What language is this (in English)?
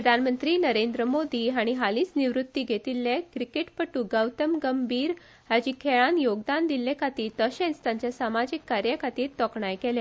Konkani